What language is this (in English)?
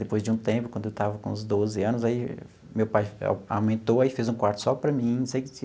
Portuguese